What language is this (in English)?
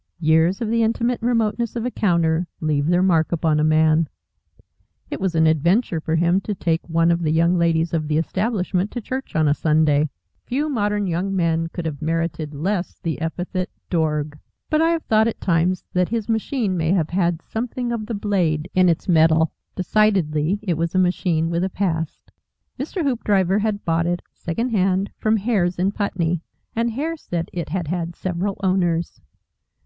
English